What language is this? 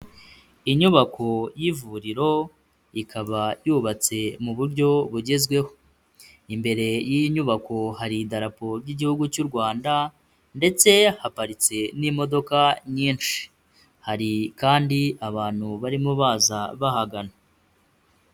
Kinyarwanda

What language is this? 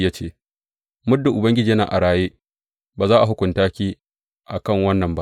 Hausa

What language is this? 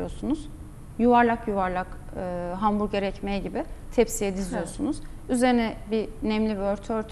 Turkish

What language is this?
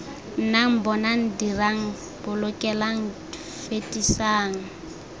Tswana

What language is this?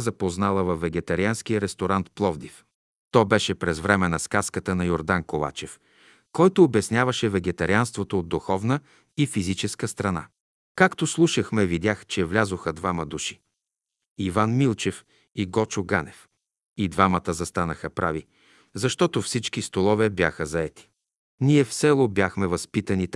Bulgarian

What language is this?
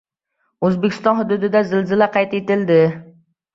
Uzbek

